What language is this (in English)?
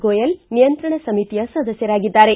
Kannada